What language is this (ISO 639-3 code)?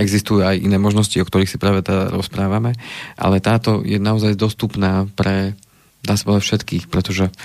slk